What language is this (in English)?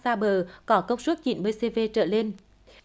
Vietnamese